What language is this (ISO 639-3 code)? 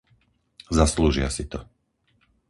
slk